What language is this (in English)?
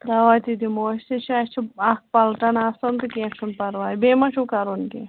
Kashmiri